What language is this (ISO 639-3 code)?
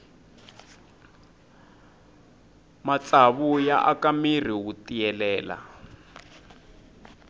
tso